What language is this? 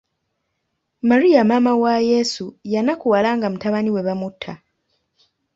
Ganda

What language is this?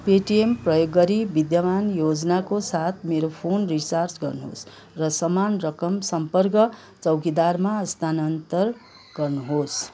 Nepali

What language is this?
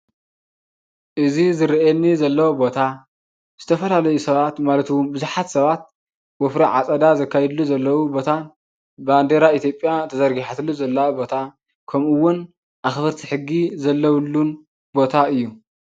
Tigrinya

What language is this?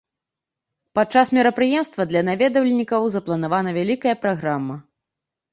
Belarusian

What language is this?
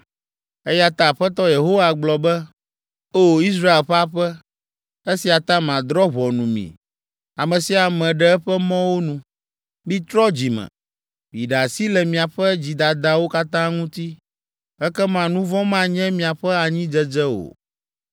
Ewe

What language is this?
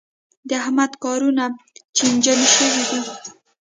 Pashto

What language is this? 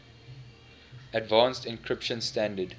English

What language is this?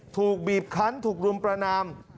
Thai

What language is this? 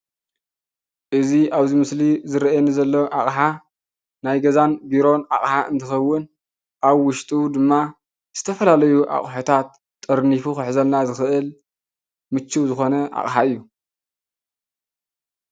Tigrinya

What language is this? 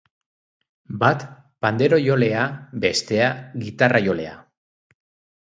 Basque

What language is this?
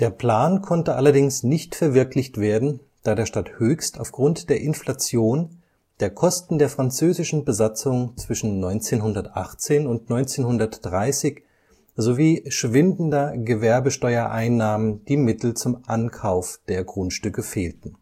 German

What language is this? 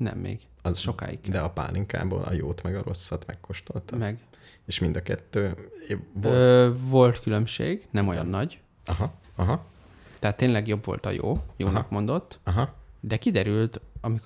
Hungarian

